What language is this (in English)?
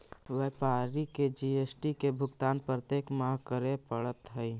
Magahi